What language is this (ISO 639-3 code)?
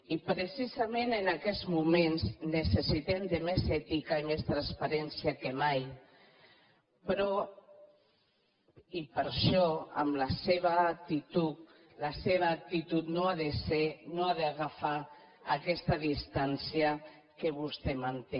cat